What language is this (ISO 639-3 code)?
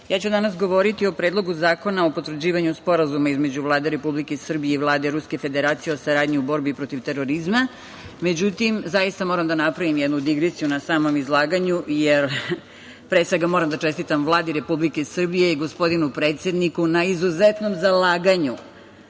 srp